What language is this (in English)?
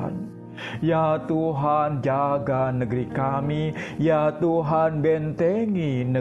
Indonesian